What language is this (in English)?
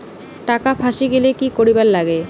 Bangla